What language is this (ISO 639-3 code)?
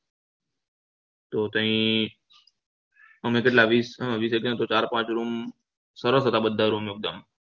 guj